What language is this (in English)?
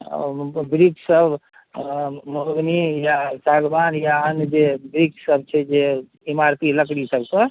Maithili